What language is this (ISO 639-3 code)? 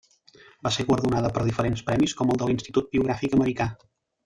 cat